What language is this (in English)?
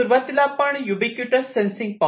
Marathi